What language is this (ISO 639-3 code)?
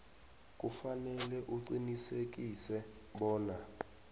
nbl